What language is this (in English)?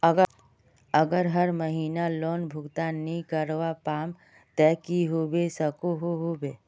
Magahi